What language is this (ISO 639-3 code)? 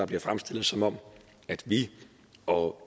dan